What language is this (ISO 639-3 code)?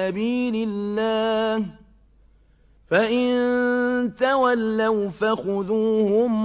ara